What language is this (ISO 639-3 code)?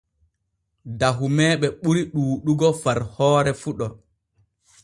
fue